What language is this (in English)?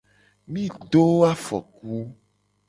Gen